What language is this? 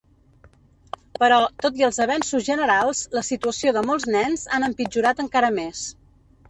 Catalan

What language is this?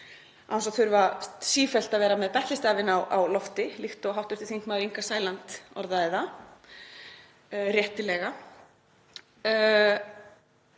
Icelandic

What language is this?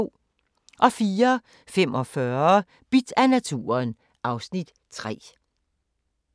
Danish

